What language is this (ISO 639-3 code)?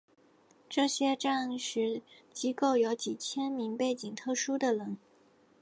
zho